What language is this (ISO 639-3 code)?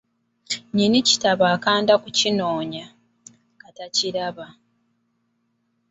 lug